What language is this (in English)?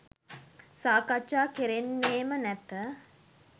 Sinhala